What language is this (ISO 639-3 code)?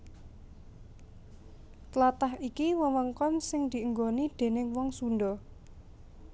jav